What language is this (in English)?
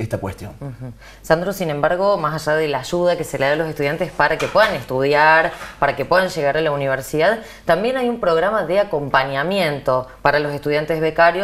Spanish